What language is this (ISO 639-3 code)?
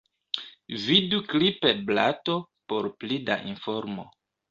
epo